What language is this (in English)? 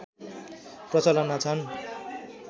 Nepali